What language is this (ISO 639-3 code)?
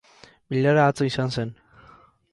eus